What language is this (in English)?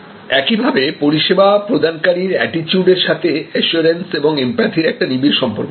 Bangla